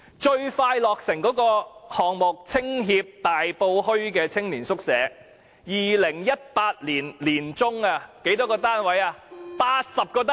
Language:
Cantonese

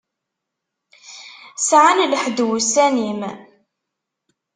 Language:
Kabyle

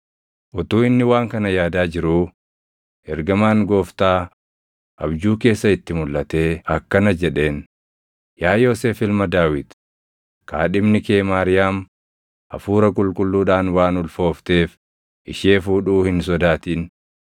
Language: Oromo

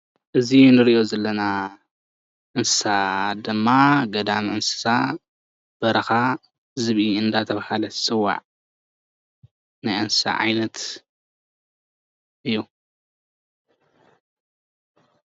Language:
Tigrinya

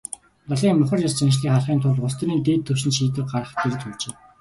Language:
Mongolian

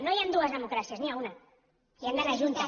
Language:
Catalan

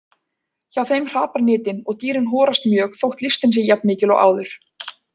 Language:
Icelandic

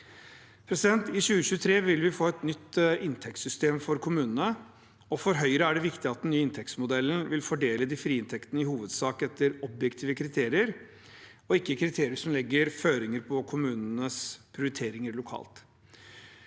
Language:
Norwegian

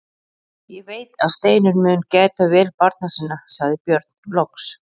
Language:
Icelandic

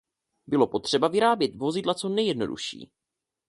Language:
Czech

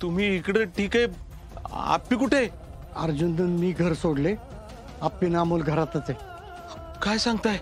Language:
Marathi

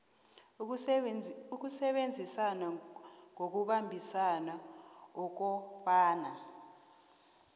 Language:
South Ndebele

